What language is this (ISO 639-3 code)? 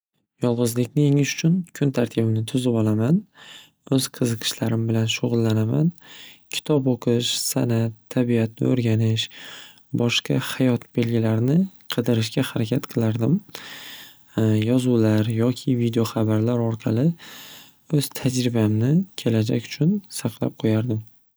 uzb